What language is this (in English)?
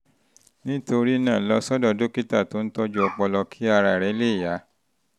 Yoruba